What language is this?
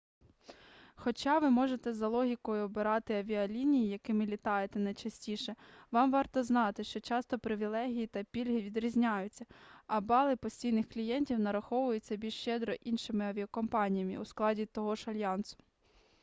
Ukrainian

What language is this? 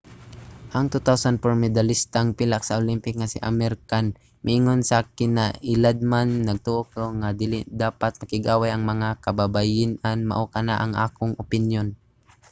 Cebuano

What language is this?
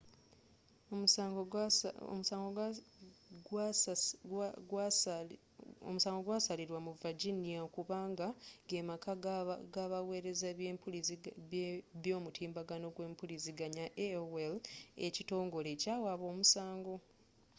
Ganda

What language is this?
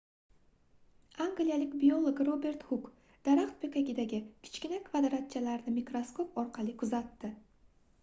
Uzbek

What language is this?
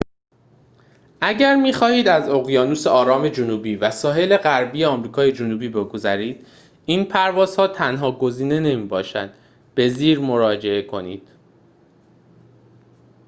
Persian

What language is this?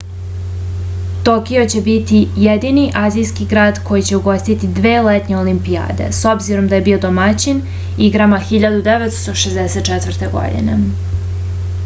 Serbian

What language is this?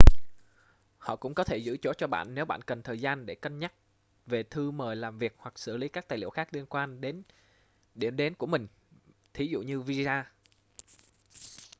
Vietnamese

